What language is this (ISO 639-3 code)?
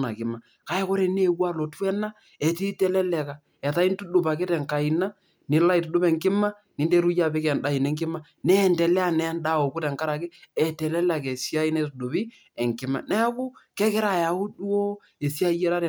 mas